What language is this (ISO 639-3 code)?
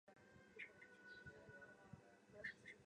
zho